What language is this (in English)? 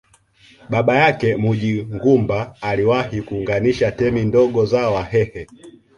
Swahili